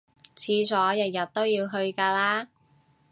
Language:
Cantonese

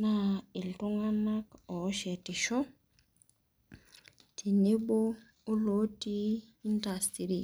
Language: Masai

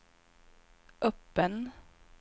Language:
Swedish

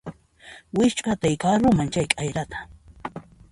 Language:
Puno Quechua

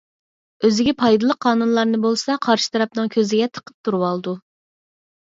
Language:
Uyghur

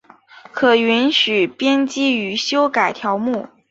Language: Chinese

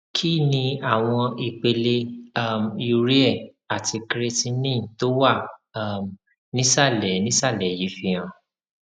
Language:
Yoruba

